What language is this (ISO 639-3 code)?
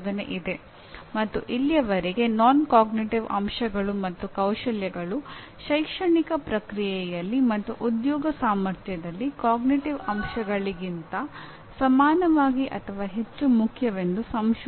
kan